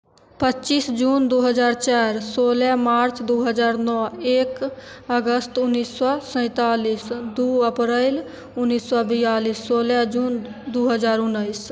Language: Maithili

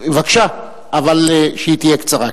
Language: Hebrew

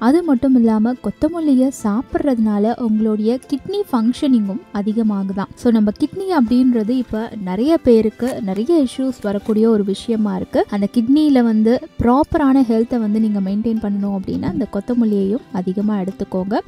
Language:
Japanese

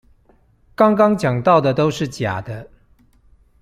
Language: Chinese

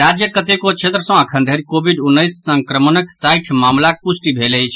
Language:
Maithili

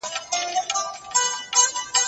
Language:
Pashto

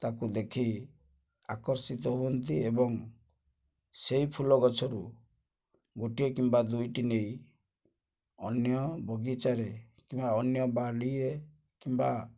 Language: Odia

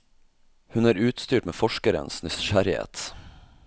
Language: Norwegian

